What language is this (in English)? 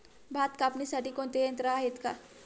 Marathi